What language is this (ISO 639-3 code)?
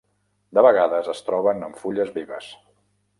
cat